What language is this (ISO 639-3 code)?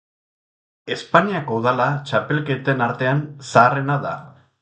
eus